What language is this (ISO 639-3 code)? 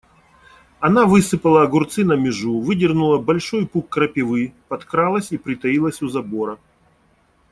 rus